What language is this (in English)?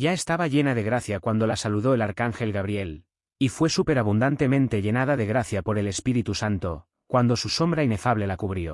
Spanish